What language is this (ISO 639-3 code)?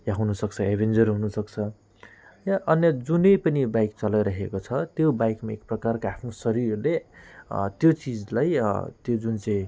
nep